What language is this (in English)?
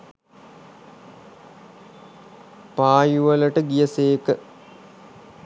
Sinhala